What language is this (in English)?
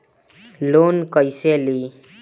Bhojpuri